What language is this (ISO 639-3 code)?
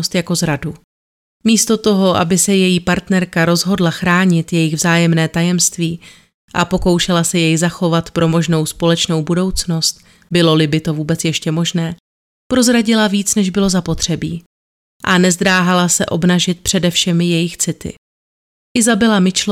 ces